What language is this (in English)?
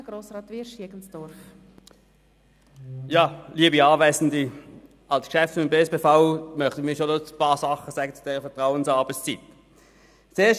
Swiss German